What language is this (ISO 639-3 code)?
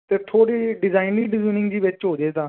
pan